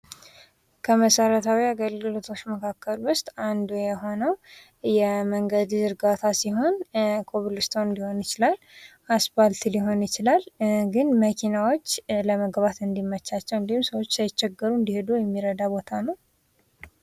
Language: Amharic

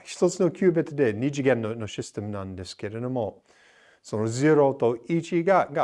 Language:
Japanese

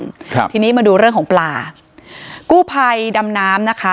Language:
Thai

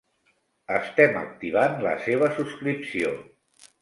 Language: Catalan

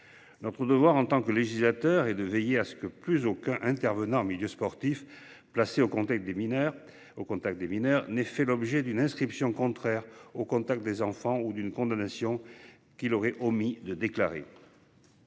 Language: French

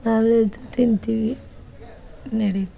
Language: Kannada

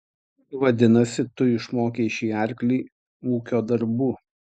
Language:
Lithuanian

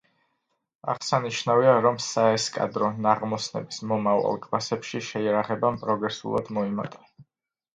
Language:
Georgian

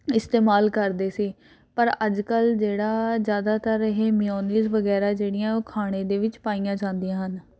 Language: Punjabi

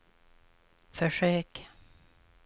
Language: Swedish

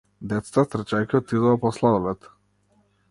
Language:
Macedonian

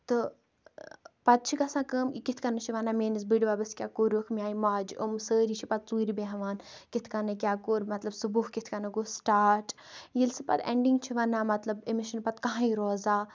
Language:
Kashmiri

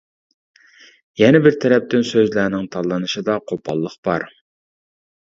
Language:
Uyghur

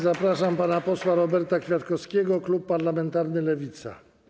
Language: Polish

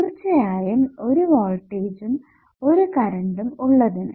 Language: Malayalam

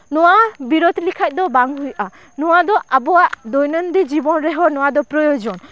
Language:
Santali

